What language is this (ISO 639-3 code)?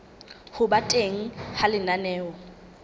sot